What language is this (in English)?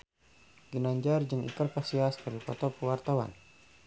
Sundanese